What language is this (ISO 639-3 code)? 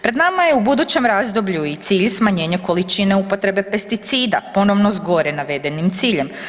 hrv